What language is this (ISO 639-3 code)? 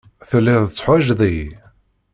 kab